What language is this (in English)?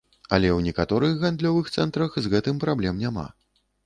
Belarusian